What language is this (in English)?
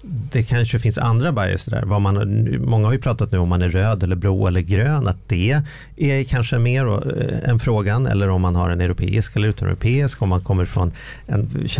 Swedish